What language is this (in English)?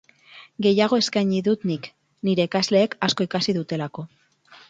Basque